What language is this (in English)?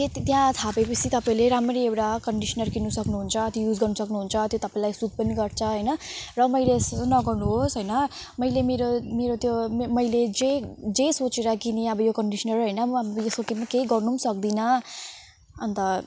Nepali